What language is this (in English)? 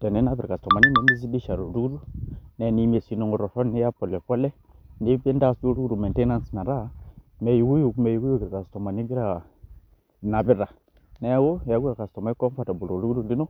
Masai